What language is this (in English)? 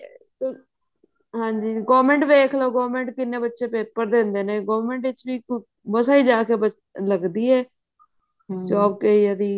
Punjabi